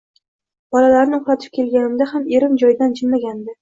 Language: Uzbek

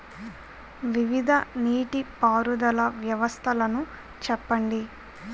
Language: Telugu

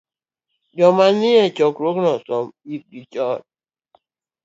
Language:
Luo (Kenya and Tanzania)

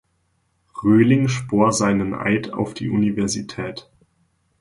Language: German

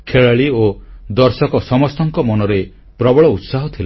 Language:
Odia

